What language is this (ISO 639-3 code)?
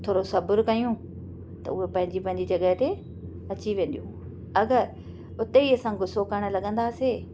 snd